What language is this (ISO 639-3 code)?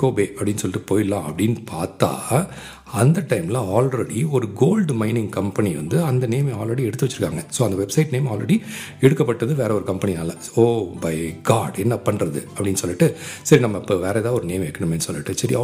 tam